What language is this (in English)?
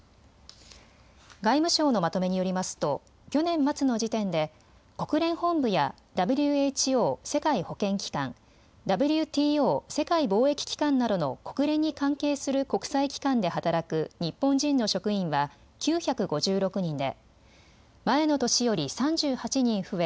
Japanese